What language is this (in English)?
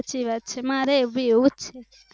Gujarati